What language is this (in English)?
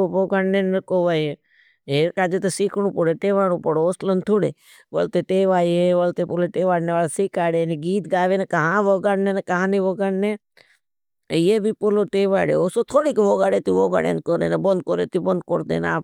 Bhili